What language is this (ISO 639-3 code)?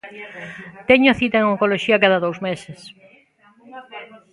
glg